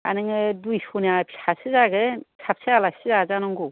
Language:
Bodo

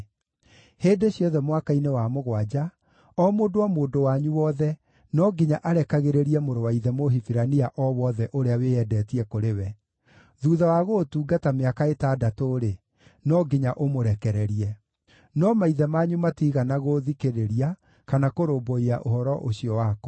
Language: Kikuyu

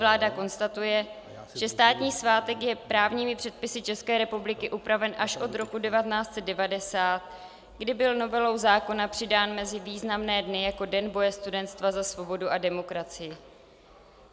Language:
Czech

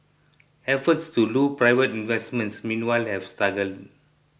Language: English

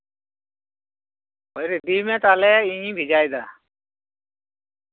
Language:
Santali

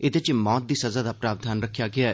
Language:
Dogri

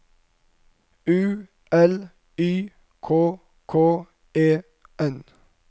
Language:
Norwegian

